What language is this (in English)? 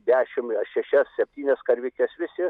Lithuanian